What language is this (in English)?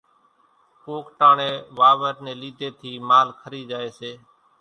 Kachi Koli